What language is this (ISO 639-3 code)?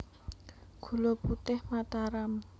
jav